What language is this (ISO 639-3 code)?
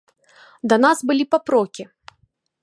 bel